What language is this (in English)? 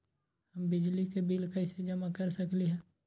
Magahi